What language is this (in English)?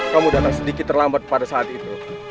Indonesian